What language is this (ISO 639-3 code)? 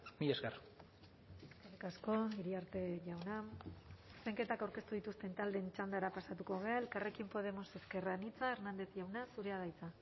eus